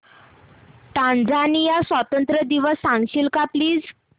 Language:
Marathi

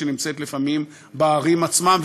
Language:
Hebrew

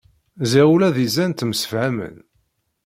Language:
Kabyle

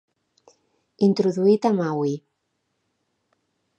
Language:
Catalan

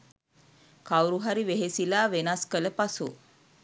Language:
Sinhala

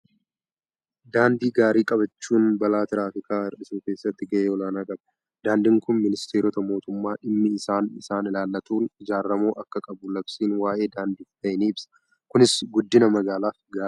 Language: Oromo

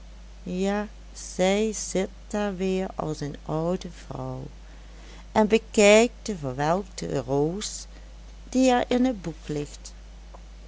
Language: Dutch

